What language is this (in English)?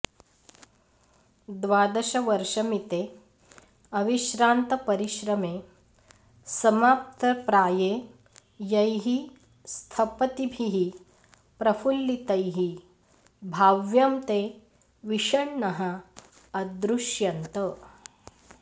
Sanskrit